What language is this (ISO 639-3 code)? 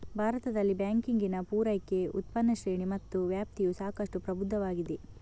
kan